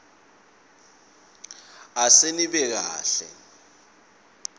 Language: Swati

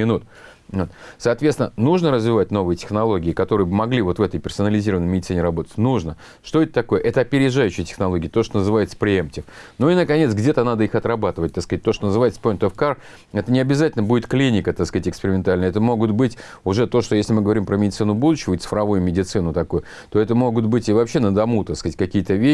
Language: Russian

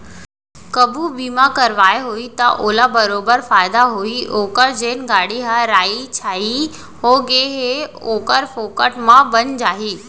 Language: Chhattisgarhi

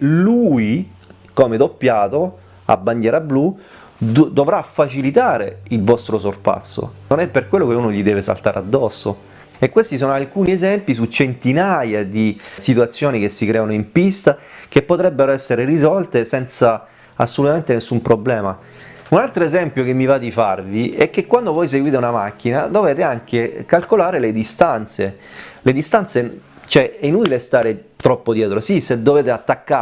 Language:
Italian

